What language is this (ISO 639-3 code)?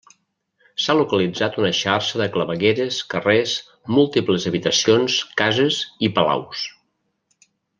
cat